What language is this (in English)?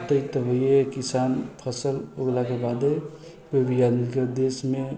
Maithili